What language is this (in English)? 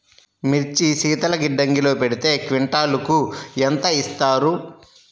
Telugu